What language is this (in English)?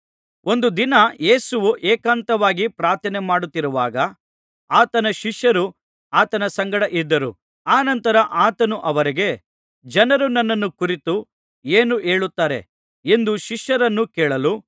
Kannada